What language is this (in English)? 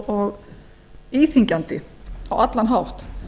Icelandic